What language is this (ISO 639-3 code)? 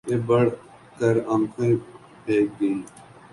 urd